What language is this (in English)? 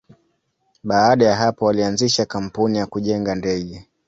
Swahili